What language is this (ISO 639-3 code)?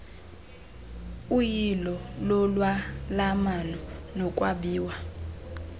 xho